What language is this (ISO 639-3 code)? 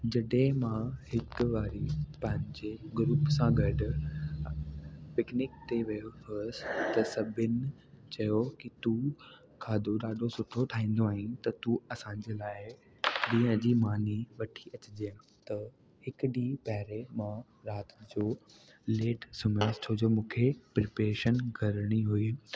snd